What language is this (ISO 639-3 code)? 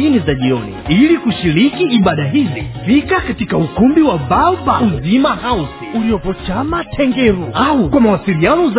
swa